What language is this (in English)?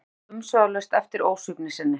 Icelandic